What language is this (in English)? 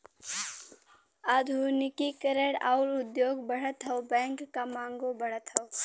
Bhojpuri